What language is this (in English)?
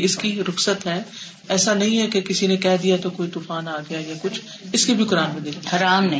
Urdu